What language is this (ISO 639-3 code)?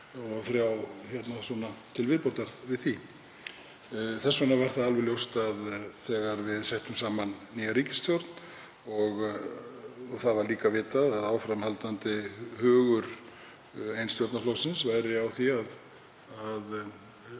isl